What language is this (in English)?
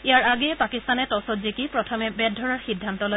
Assamese